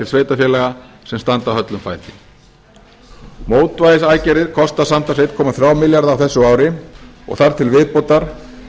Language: Icelandic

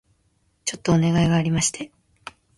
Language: Japanese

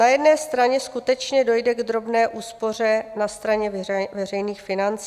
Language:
Czech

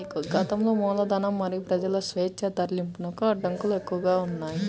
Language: Telugu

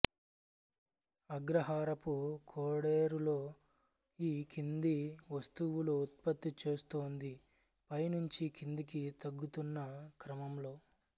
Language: Telugu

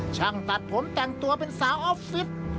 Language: Thai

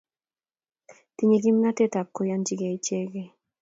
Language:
Kalenjin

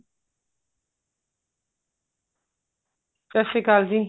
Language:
Punjabi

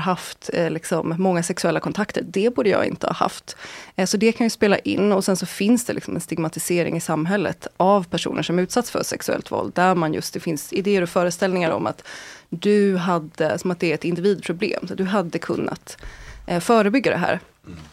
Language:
Swedish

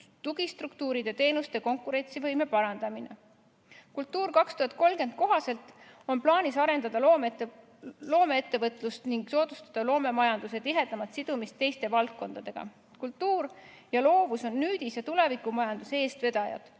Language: Estonian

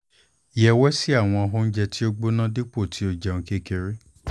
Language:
Yoruba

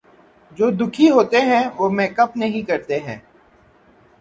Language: Urdu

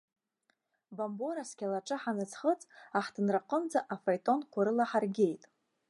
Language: Abkhazian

